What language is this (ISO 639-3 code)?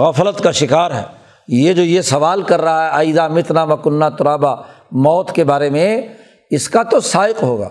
urd